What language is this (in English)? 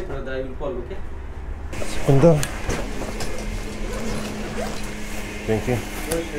Polish